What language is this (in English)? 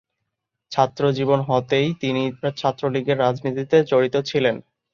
Bangla